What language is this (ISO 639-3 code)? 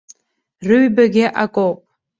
abk